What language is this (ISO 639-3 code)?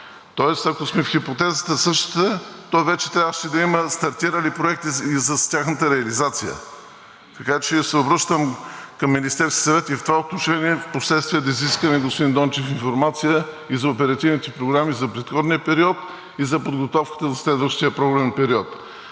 bul